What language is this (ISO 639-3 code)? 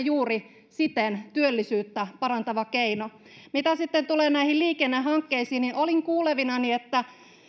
fin